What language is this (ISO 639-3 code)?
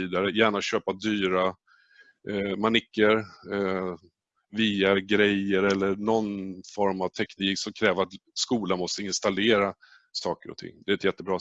swe